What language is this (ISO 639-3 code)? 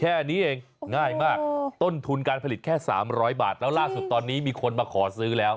tha